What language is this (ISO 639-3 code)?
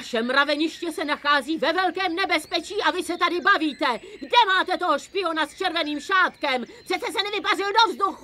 ces